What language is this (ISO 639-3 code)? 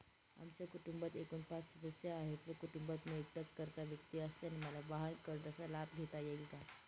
mar